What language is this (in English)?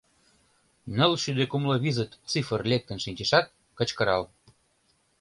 Mari